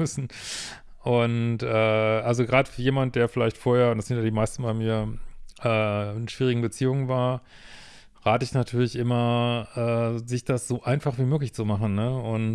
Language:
German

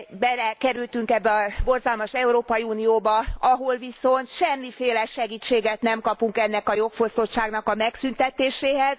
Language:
Hungarian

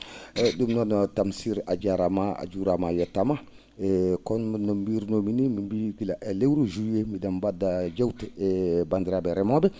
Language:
Fula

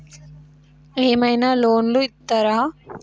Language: Telugu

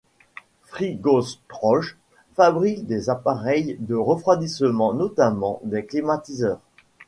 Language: French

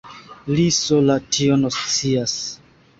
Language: Esperanto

